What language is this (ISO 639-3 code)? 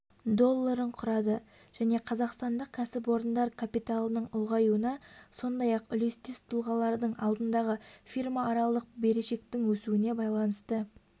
kaz